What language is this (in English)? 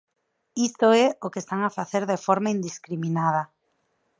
Galician